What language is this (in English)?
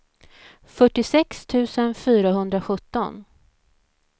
Swedish